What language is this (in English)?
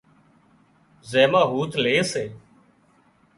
Wadiyara Koli